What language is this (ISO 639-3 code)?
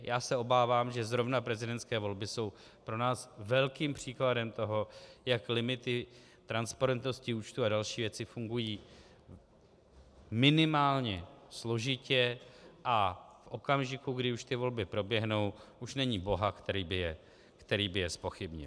ces